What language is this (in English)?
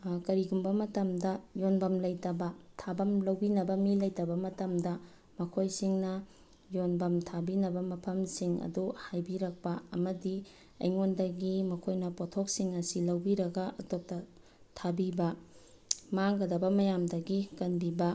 Manipuri